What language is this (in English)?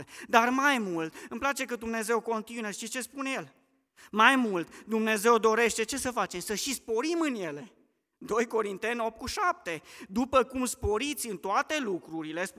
Romanian